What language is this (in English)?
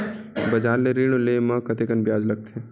Chhattisgarhi